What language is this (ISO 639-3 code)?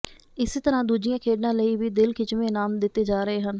pan